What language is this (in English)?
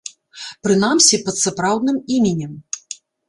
Belarusian